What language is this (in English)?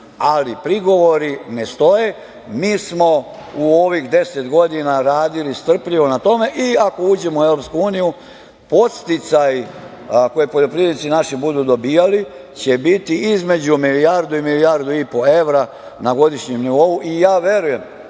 Serbian